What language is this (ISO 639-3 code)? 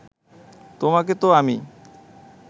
ben